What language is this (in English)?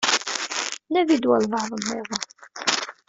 Kabyle